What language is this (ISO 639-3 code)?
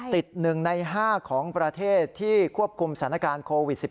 tha